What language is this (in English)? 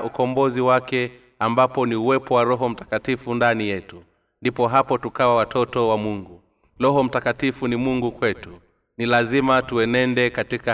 Swahili